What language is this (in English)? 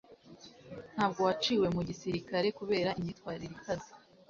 Kinyarwanda